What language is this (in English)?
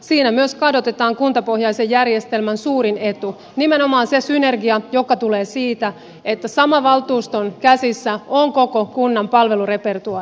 Finnish